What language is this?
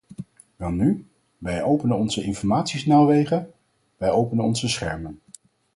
Dutch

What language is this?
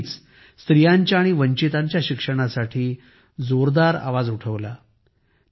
Marathi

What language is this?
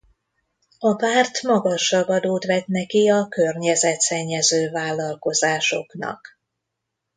Hungarian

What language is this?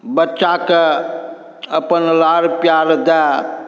Maithili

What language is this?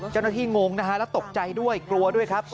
Thai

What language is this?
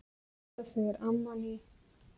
Icelandic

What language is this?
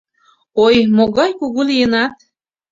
Mari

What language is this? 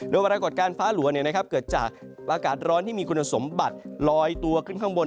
Thai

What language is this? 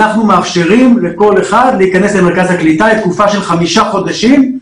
Hebrew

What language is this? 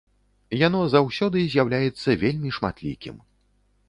Belarusian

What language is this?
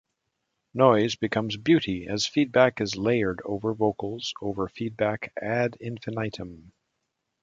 English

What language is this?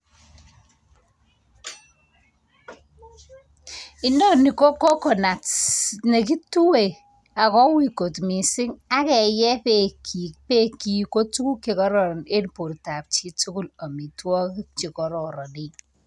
Kalenjin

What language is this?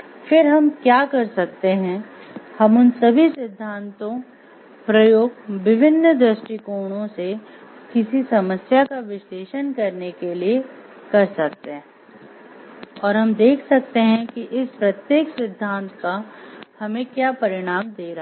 Hindi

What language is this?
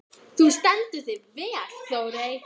Icelandic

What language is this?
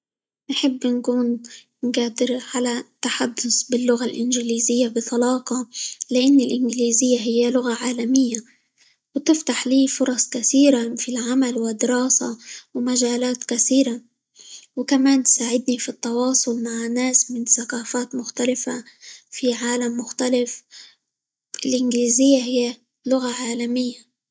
Libyan Arabic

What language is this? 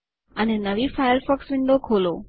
Gujarati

